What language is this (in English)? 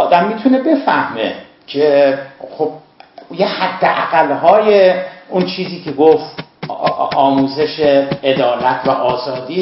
Persian